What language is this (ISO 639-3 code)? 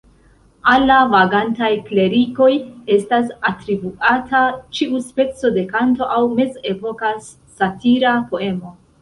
epo